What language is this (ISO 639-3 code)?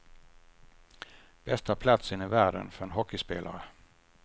swe